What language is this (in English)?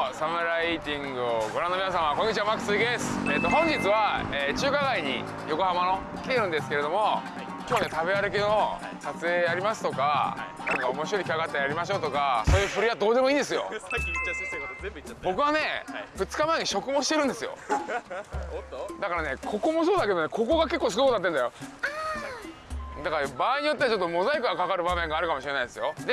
Japanese